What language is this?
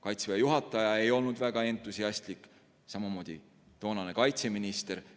Estonian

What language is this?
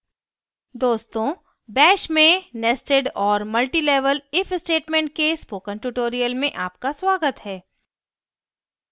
Hindi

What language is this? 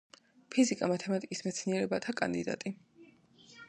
Georgian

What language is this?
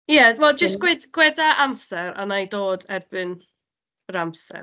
Welsh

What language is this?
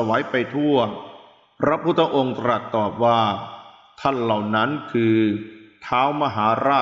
Thai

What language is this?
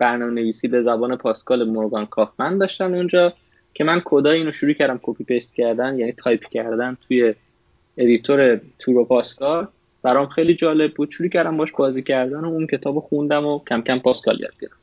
Persian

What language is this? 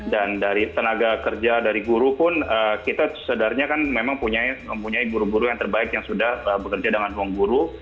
Indonesian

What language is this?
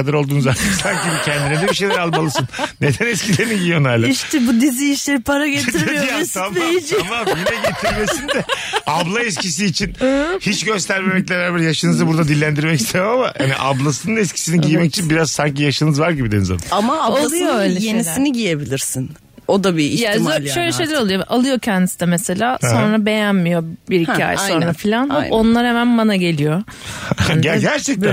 Turkish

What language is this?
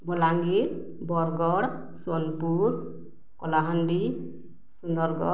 Odia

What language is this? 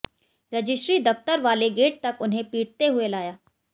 Hindi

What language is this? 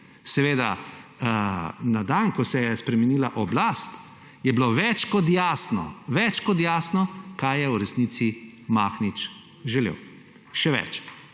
Slovenian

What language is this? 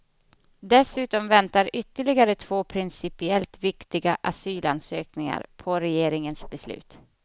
Swedish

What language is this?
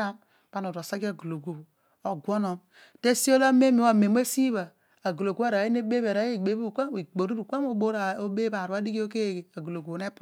Odual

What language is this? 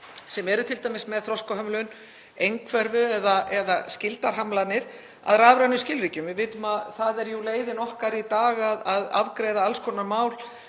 Icelandic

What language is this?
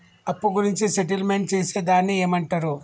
Telugu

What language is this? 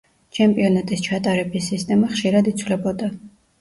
Georgian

